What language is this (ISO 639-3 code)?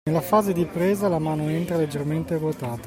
ita